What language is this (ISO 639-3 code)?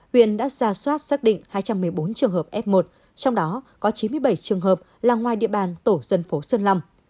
vie